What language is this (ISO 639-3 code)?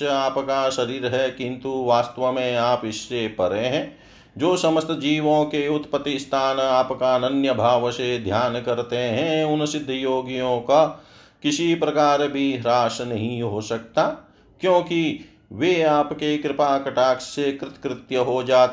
hin